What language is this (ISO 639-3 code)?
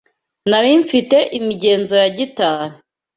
kin